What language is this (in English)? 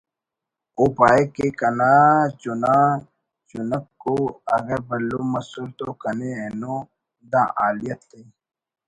Brahui